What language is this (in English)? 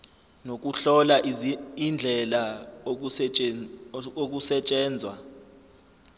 Zulu